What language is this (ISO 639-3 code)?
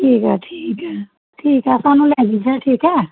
pan